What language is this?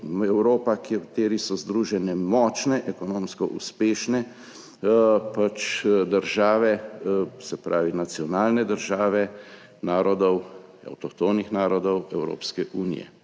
Slovenian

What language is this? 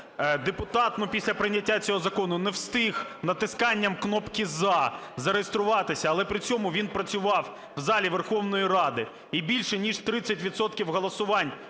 Ukrainian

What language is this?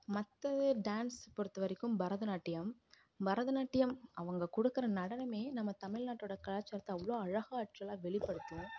Tamil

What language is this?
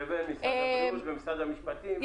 Hebrew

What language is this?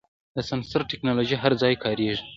Pashto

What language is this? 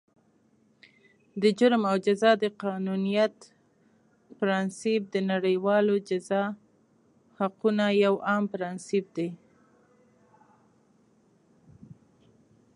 Pashto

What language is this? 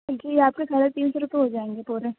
Urdu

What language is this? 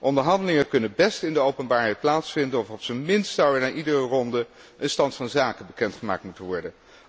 Dutch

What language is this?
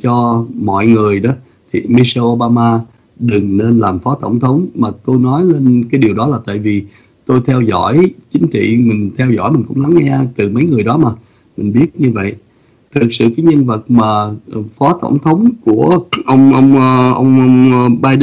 Vietnamese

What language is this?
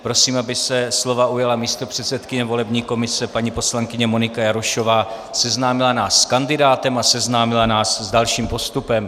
Czech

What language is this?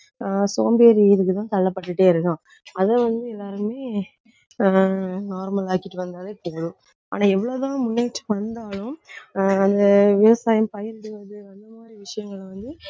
Tamil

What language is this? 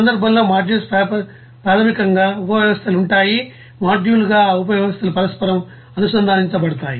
Telugu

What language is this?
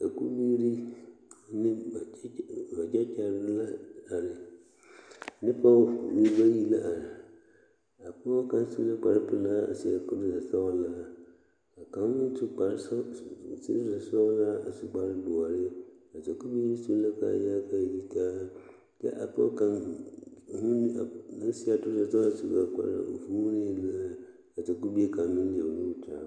Southern Dagaare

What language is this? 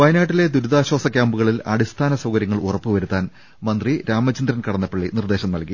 Malayalam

